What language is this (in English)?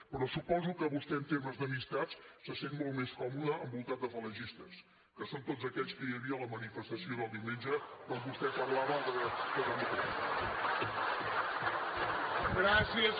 Catalan